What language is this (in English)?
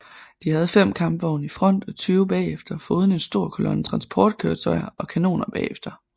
Danish